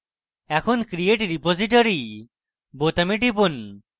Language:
Bangla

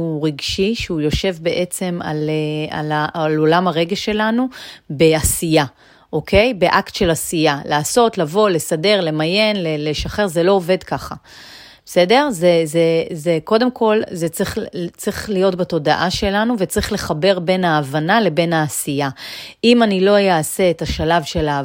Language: Hebrew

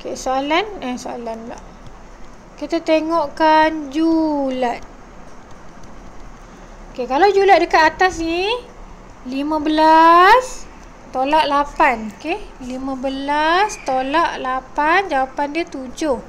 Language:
Malay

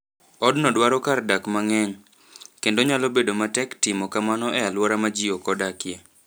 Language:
Luo (Kenya and Tanzania)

